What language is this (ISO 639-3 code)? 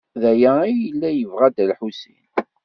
kab